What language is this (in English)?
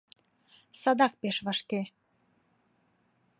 Mari